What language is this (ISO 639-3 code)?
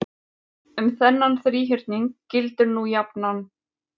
isl